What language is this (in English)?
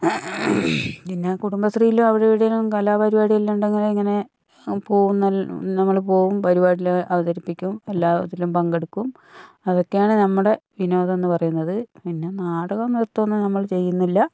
Malayalam